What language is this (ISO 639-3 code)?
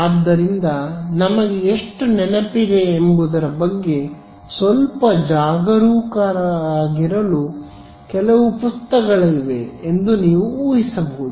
kan